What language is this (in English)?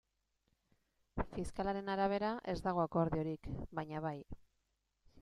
Basque